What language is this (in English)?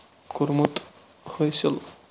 Kashmiri